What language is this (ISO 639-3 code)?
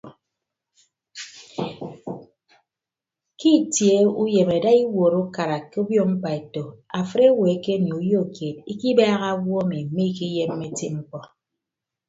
ibb